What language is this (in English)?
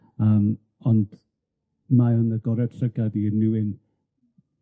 Welsh